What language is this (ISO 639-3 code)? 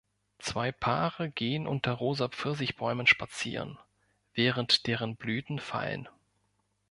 deu